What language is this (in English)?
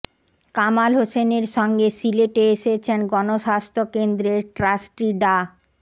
Bangla